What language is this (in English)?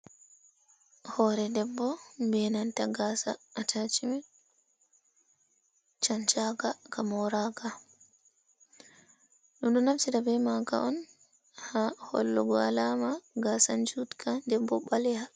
Fula